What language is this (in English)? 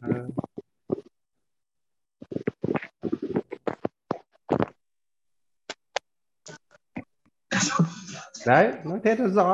Vietnamese